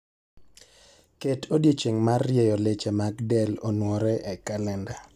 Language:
Luo (Kenya and Tanzania)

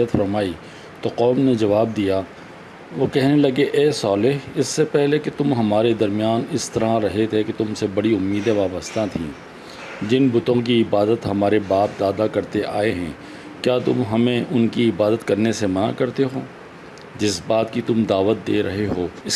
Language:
Urdu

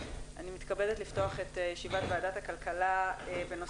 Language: Hebrew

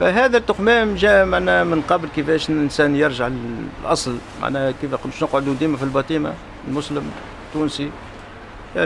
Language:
Arabic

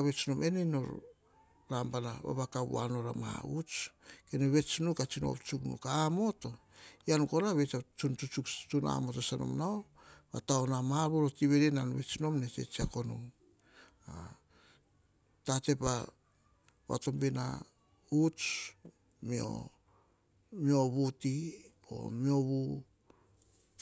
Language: Hahon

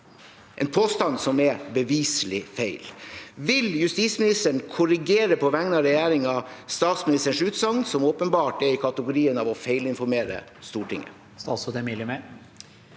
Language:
Norwegian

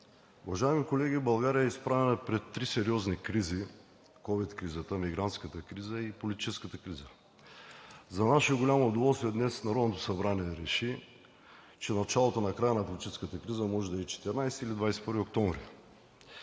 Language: Bulgarian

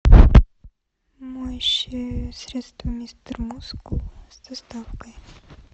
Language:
Russian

